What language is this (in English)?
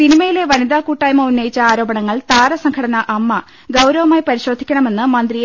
Malayalam